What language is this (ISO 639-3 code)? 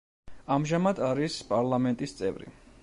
kat